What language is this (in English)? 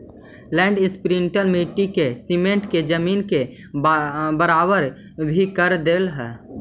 Magahi